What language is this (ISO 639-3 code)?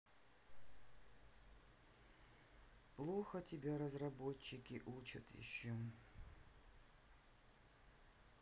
rus